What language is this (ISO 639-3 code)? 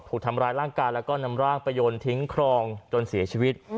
tha